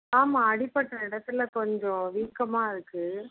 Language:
Tamil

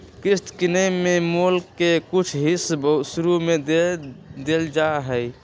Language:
Magahi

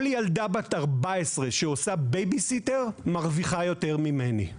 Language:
Hebrew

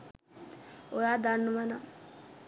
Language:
Sinhala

